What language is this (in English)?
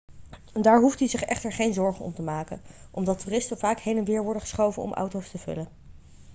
Dutch